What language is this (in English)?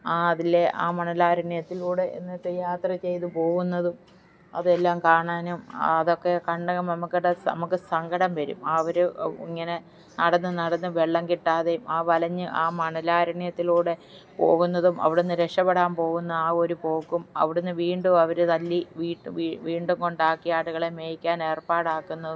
Malayalam